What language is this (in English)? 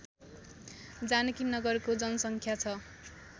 Nepali